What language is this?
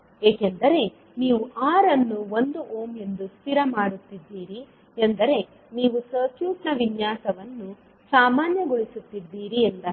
Kannada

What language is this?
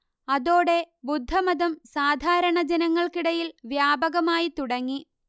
Malayalam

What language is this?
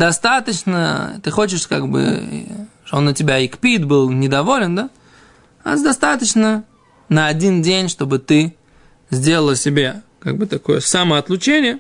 Russian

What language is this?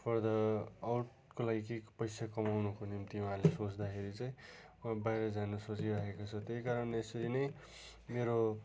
Nepali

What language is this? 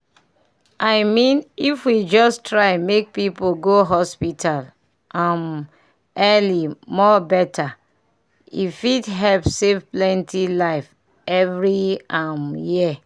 Nigerian Pidgin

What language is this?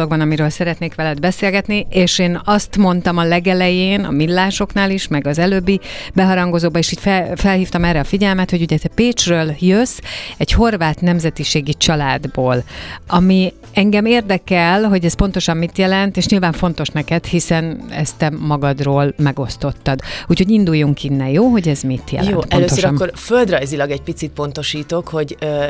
Hungarian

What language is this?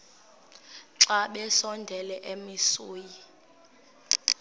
Xhosa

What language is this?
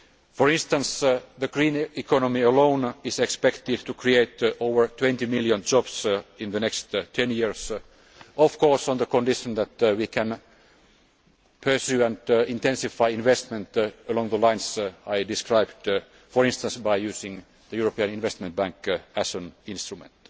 English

